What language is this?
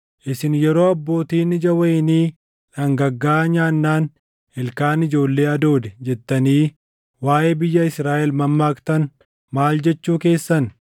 Oromo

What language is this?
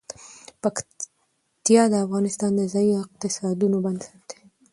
Pashto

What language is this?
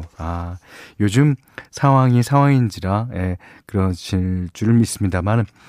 Korean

